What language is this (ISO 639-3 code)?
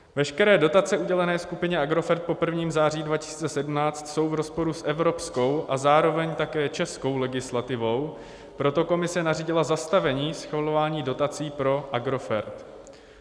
ces